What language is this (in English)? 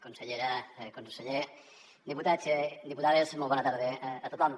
Catalan